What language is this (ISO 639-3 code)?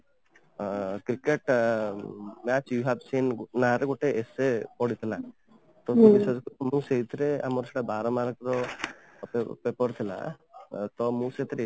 ori